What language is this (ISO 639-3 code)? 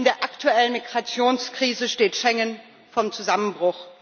deu